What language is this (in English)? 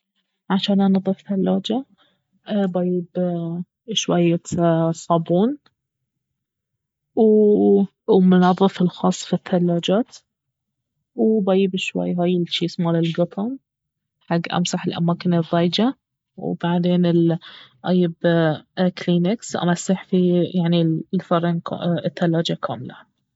Baharna Arabic